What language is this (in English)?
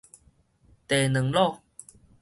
Min Nan Chinese